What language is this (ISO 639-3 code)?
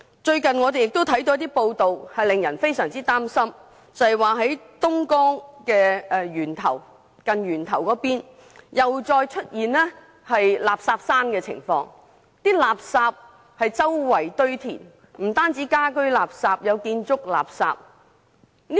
yue